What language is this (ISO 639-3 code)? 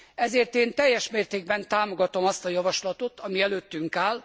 hun